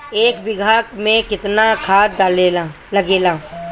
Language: Bhojpuri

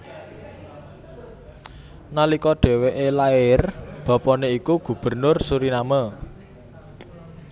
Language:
Javanese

